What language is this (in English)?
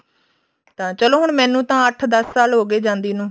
Punjabi